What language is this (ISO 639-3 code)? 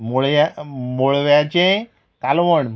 kok